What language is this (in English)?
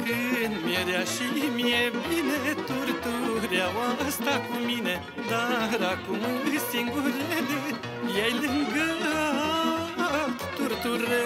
Romanian